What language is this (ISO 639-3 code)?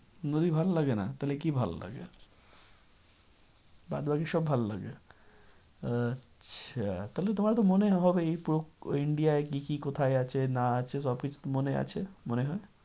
ben